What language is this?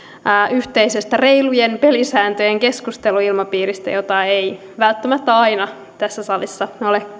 Finnish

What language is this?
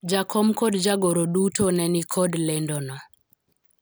Luo (Kenya and Tanzania)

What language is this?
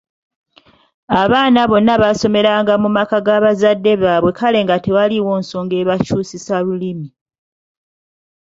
Ganda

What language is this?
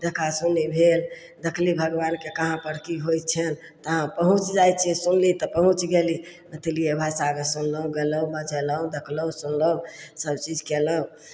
Maithili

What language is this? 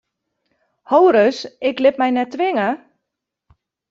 Western Frisian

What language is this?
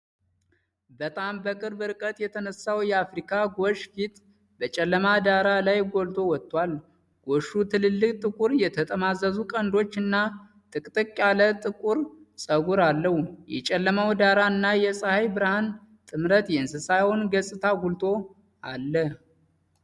Amharic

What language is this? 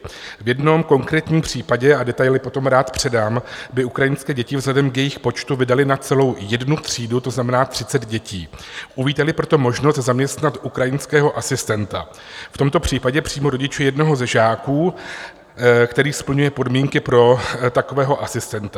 Czech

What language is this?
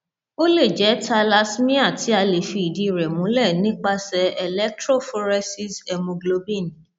Yoruba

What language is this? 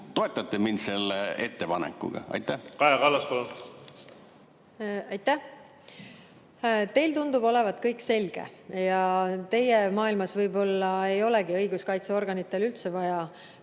Estonian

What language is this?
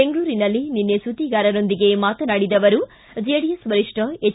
Kannada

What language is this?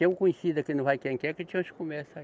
Portuguese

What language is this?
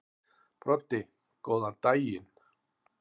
Icelandic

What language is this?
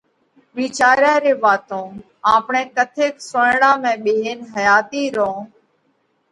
Parkari Koli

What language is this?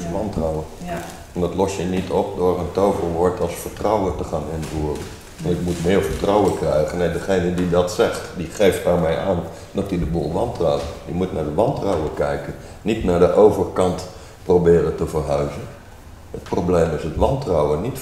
Dutch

